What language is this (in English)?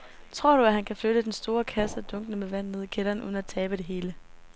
Danish